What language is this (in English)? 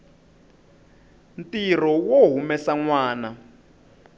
Tsonga